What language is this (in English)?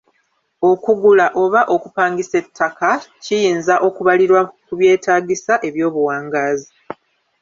Ganda